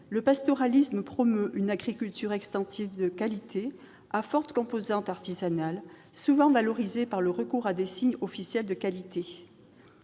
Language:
French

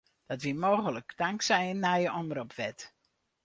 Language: Western Frisian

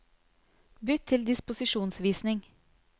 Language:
Norwegian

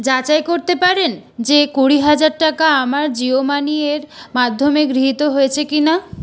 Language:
Bangla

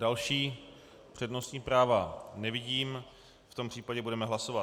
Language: Czech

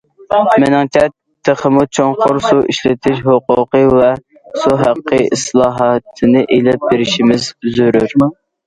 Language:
Uyghur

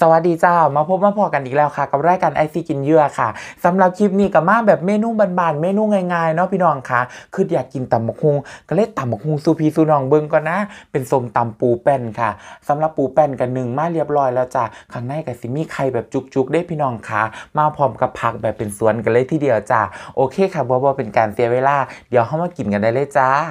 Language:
Thai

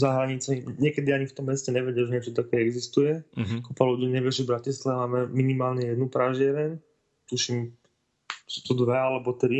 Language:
Slovak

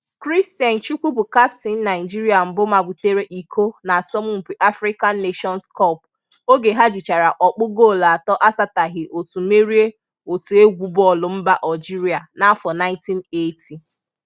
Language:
Igbo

